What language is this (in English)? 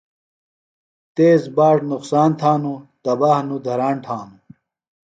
Phalura